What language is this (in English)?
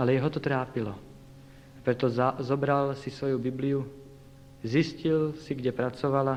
Slovak